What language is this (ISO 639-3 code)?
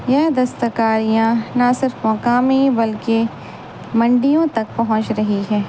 urd